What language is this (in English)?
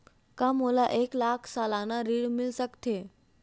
Chhattisgarhi